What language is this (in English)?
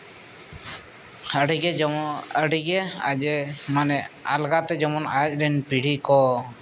Santali